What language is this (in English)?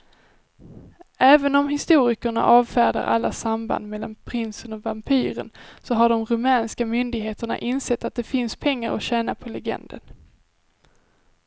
Swedish